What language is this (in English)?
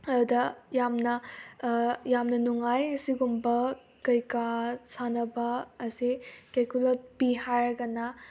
Manipuri